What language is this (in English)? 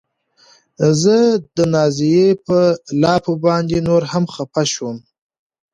Pashto